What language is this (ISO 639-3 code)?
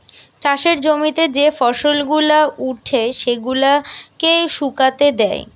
ben